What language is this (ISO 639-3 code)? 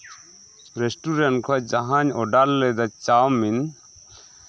sat